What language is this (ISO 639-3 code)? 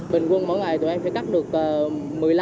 vie